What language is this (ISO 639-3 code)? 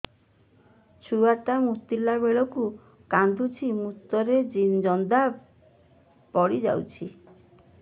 ori